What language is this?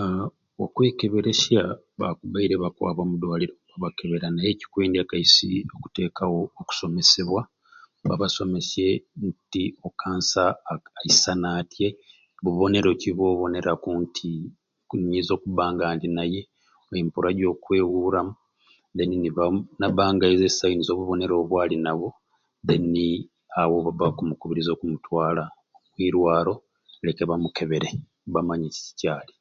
Ruuli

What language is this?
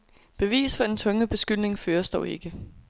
Danish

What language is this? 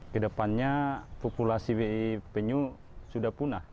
Indonesian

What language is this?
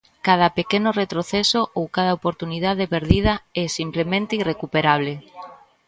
Galician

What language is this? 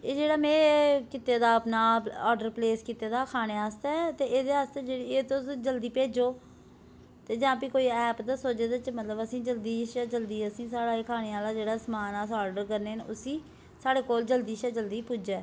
Dogri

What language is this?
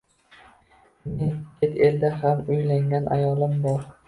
Uzbek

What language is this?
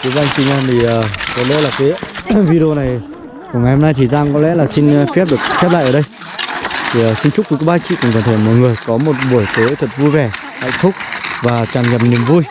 Vietnamese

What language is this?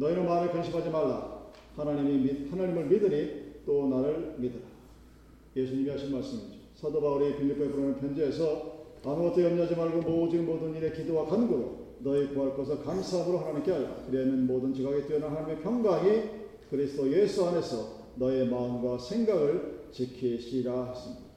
Korean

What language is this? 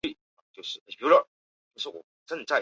Chinese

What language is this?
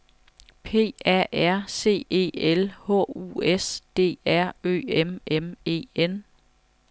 Danish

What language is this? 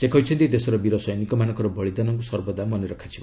Odia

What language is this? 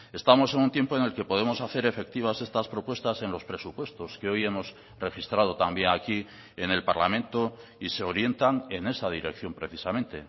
Spanish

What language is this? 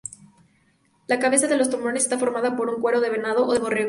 Spanish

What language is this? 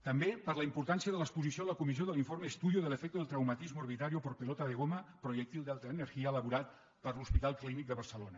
Catalan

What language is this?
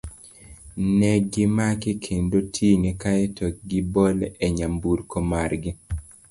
Luo (Kenya and Tanzania)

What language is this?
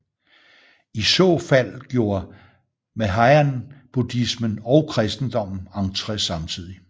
Danish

